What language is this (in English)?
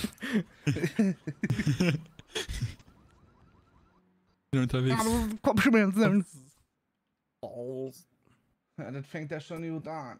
German